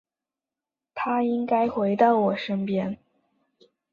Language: Chinese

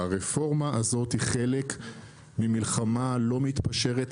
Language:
Hebrew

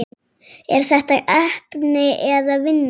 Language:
Icelandic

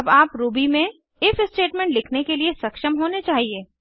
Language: Hindi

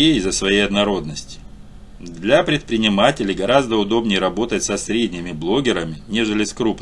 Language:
Russian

